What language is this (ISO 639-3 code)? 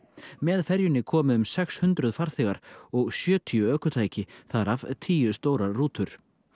isl